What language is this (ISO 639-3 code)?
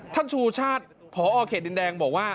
tha